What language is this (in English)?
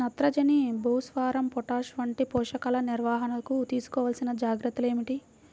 Telugu